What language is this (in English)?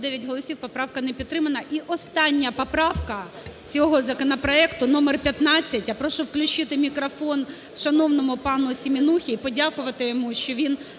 Ukrainian